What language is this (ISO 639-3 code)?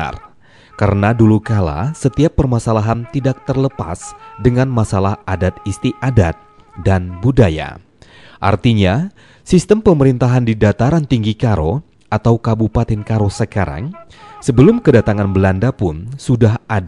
ind